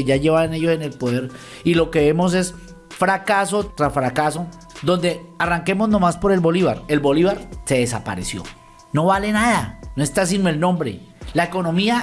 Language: Spanish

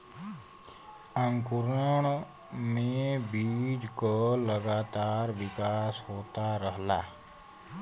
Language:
Bhojpuri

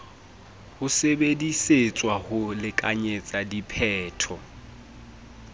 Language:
Southern Sotho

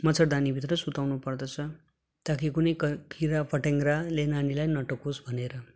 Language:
Nepali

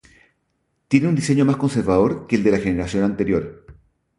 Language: Spanish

